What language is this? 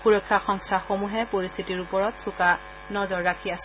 Assamese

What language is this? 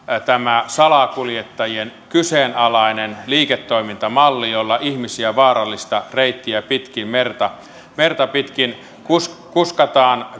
Finnish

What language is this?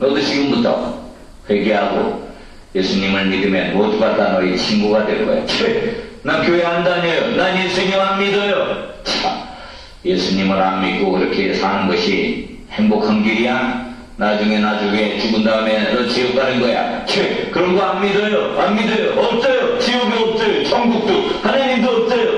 Korean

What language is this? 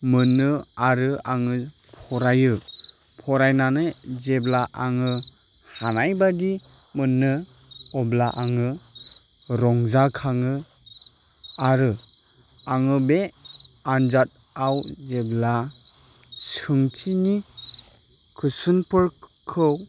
Bodo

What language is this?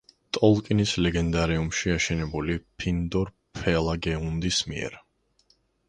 Georgian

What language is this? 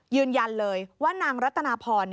Thai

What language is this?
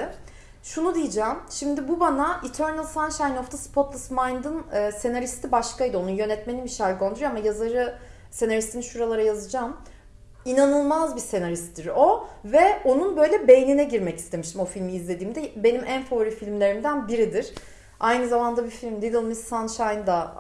Turkish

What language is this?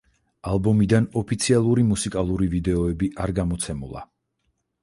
Georgian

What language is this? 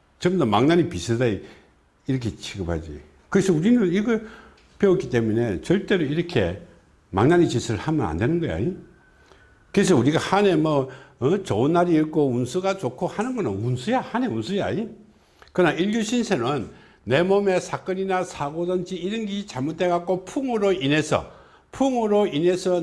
Korean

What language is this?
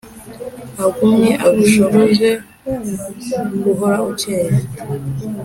Kinyarwanda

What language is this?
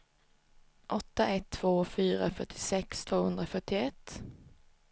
Swedish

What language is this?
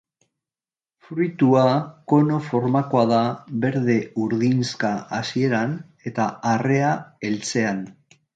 Basque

